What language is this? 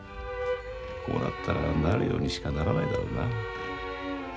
Japanese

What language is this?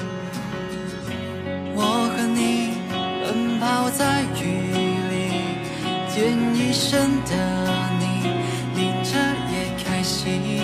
Chinese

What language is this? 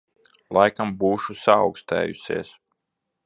Latvian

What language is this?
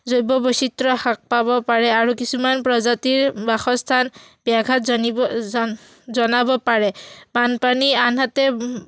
Assamese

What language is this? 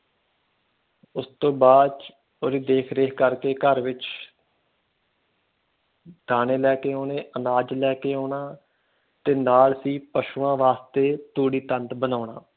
Punjabi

